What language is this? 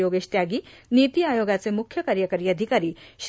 Marathi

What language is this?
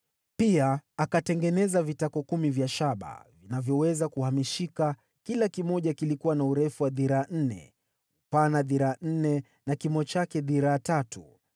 Swahili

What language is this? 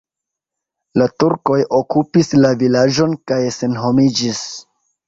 Esperanto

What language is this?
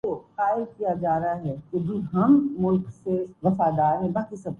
Urdu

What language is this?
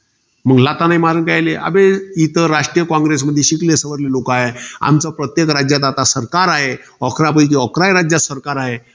Marathi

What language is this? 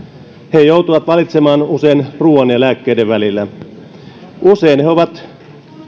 Finnish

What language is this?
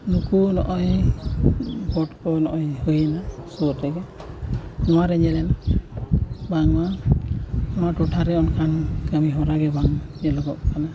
Santali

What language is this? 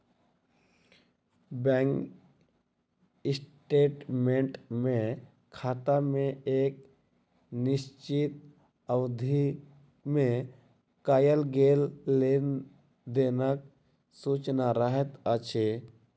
Maithili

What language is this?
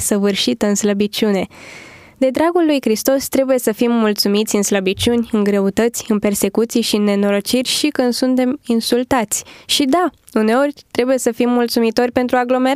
Romanian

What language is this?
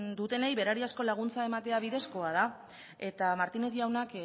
Basque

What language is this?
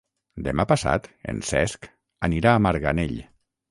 Catalan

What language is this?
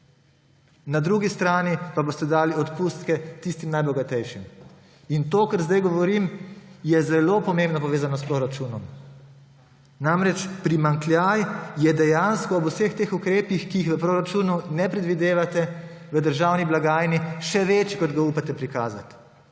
Slovenian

